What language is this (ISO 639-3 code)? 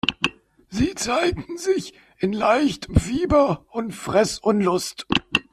deu